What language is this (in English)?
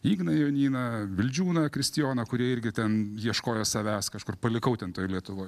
Lithuanian